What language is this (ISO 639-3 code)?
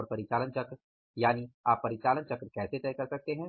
hin